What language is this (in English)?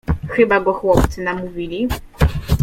Polish